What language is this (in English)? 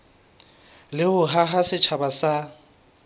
Southern Sotho